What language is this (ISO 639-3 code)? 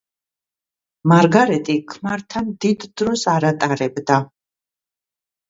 kat